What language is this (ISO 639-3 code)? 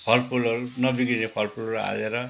nep